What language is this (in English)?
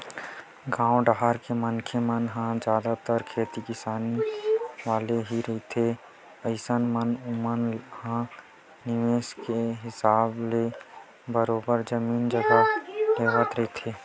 Chhattisgarhi